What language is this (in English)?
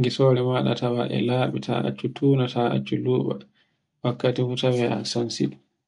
Borgu Fulfulde